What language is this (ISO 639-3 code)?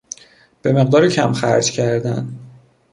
fas